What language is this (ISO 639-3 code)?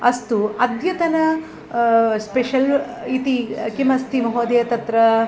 san